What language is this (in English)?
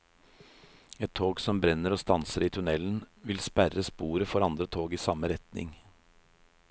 Norwegian